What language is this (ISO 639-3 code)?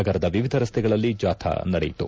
kan